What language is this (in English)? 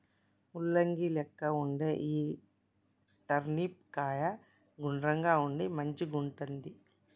Telugu